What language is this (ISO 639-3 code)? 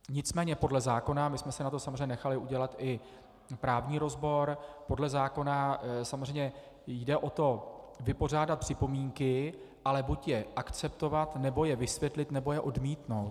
ces